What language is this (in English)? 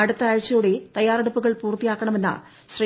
Malayalam